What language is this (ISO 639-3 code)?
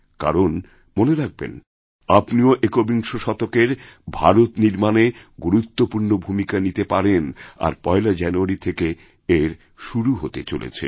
ben